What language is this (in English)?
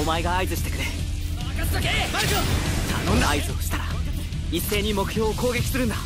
Japanese